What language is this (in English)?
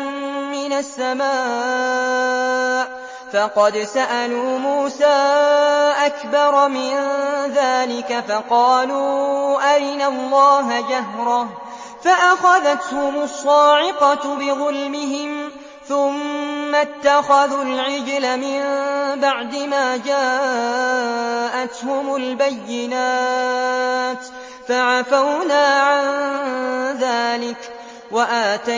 Arabic